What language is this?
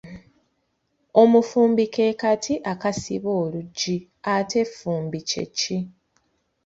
Ganda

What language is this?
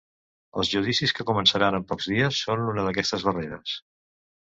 Catalan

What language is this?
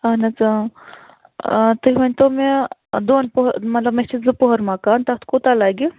Kashmiri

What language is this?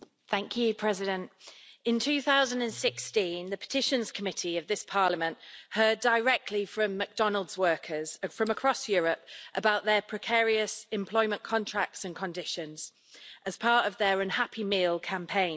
English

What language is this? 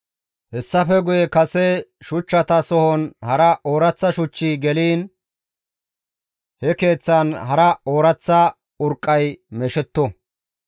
Gamo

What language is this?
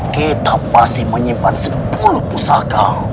Indonesian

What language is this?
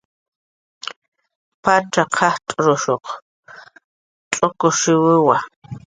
Jaqaru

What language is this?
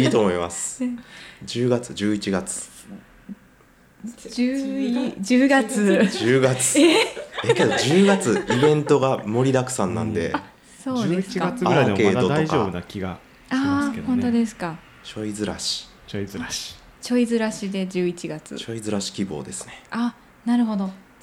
Japanese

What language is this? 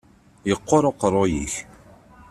Kabyle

